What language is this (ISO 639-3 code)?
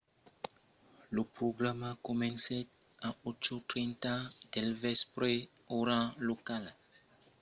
oci